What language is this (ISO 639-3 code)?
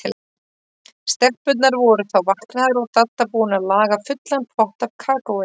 isl